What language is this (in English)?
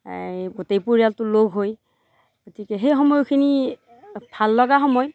Assamese